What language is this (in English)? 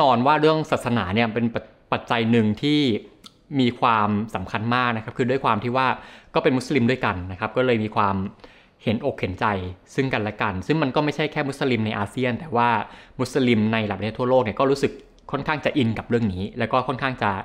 Thai